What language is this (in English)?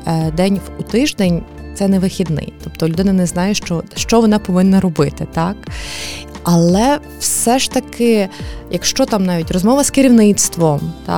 Ukrainian